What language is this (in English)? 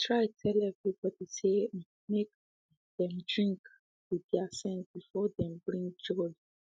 Nigerian Pidgin